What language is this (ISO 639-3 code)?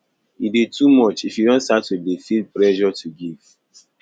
pcm